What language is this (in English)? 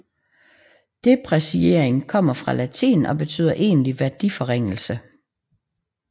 Danish